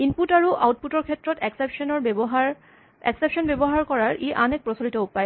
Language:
Assamese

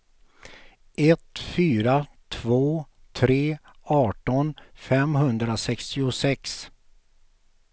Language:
Swedish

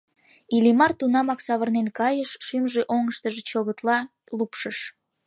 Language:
Mari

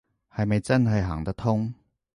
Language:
Cantonese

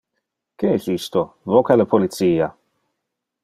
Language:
Interlingua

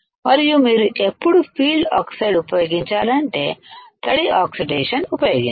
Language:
Telugu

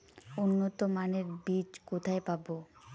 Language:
Bangla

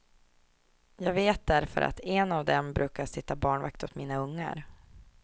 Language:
Swedish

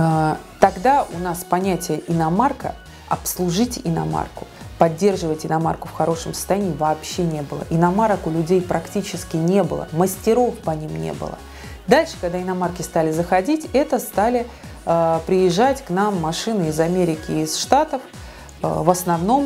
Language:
Russian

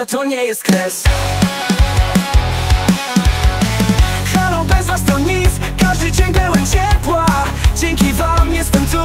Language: Polish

